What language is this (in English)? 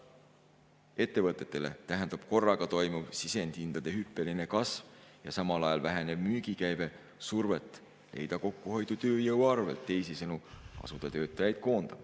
Estonian